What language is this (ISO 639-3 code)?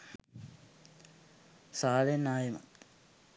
sin